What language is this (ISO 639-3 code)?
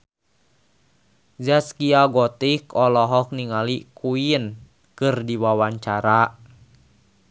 sun